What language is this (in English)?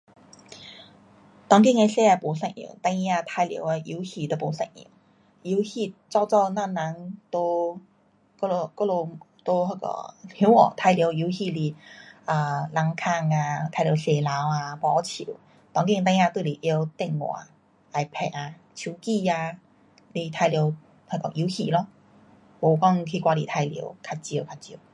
Pu-Xian Chinese